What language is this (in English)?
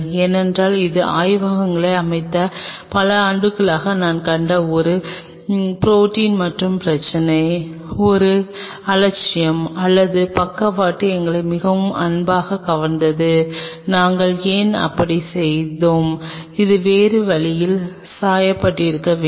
Tamil